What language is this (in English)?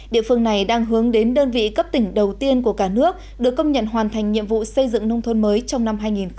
Vietnamese